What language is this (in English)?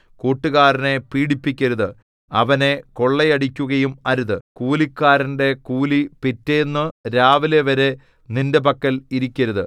Malayalam